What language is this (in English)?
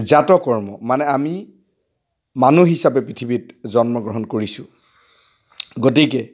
Assamese